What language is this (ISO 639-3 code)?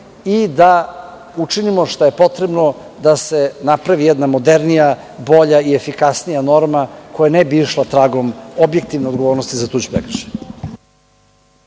srp